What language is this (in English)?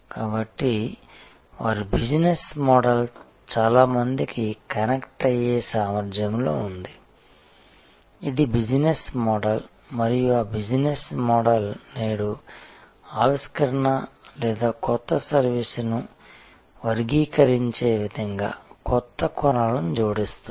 Telugu